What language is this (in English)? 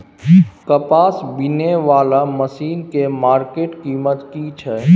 Maithili